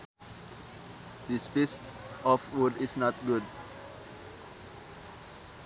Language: Sundanese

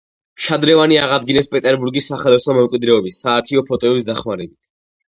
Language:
Georgian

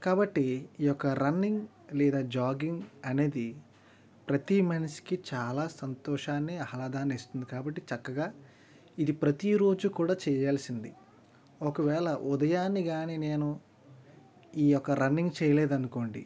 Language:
Telugu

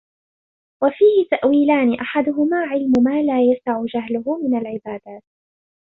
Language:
Arabic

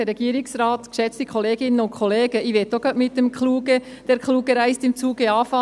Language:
Swiss German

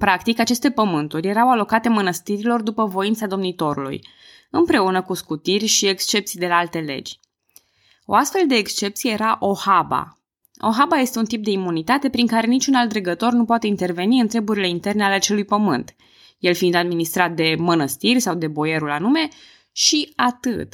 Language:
Romanian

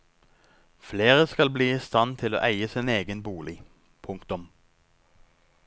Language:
Norwegian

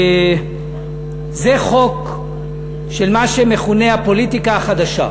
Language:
Hebrew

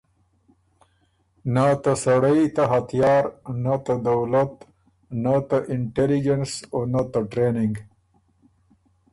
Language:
Ormuri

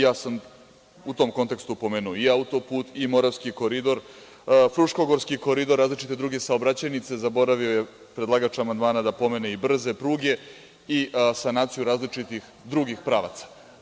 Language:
Serbian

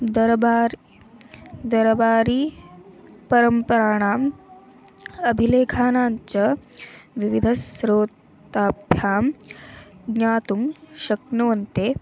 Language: Sanskrit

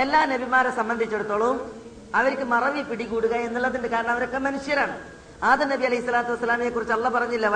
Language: Malayalam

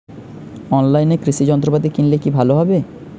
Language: Bangla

